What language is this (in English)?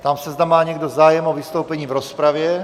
Czech